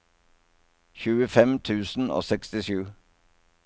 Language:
Norwegian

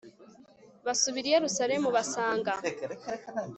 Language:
Kinyarwanda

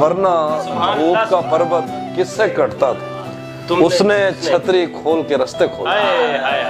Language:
Urdu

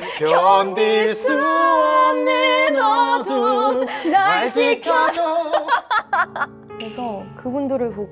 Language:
Korean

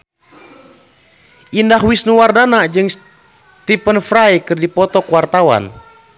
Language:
Sundanese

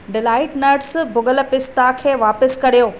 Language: Sindhi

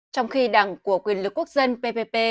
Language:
Vietnamese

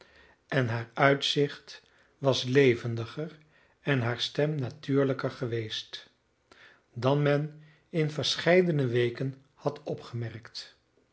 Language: Dutch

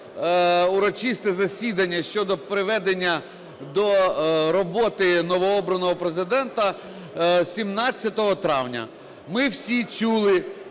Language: Ukrainian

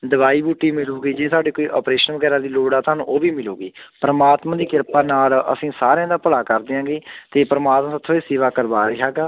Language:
Punjabi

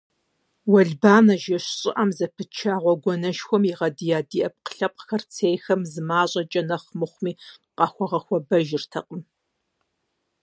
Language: Kabardian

